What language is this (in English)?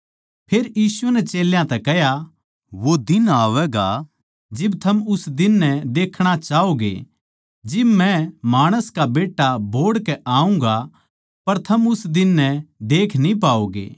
Haryanvi